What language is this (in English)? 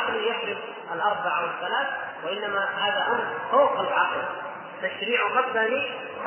Arabic